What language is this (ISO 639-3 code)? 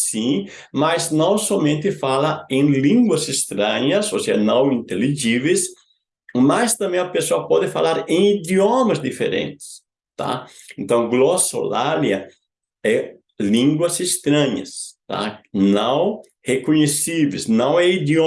por